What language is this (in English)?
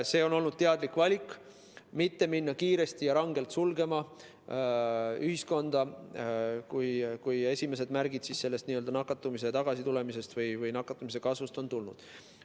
Estonian